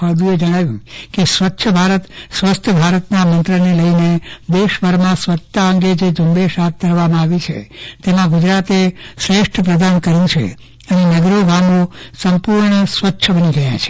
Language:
Gujarati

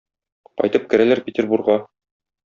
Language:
Tatar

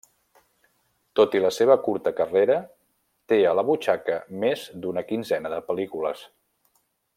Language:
Catalan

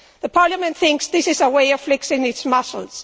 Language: English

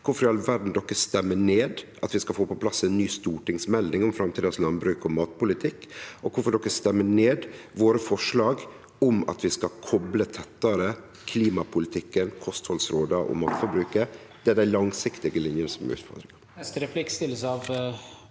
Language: Norwegian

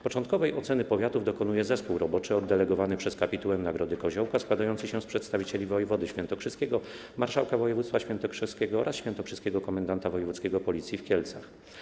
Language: Polish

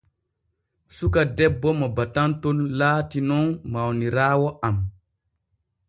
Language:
Borgu Fulfulde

